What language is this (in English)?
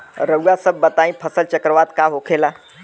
Bhojpuri